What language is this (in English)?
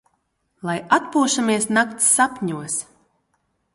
Latvian